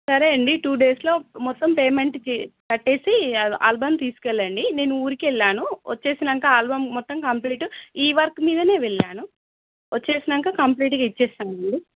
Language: Telugu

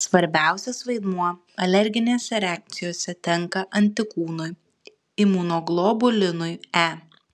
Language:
Lithuanian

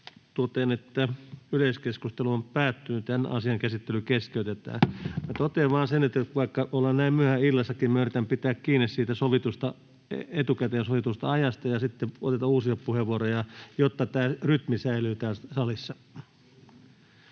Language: Finnish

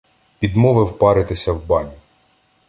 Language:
Ukrainian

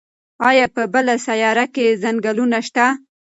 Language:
Pashto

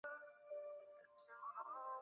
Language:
Chinese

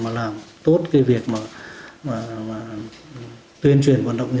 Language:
Vietnamese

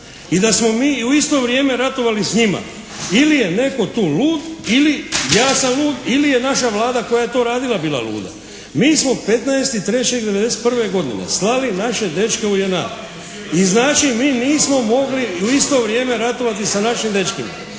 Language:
Croatian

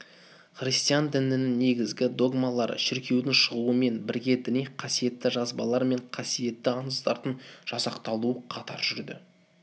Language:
Kazakh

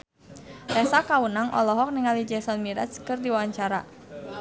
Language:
Sundanese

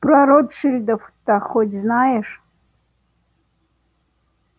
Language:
Russian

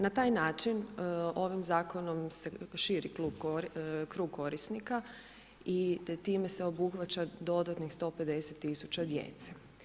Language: Croatian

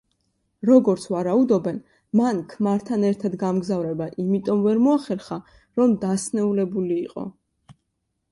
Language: Georgian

